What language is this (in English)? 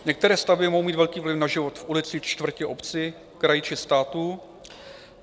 Czech